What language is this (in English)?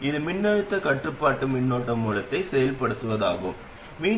Tamil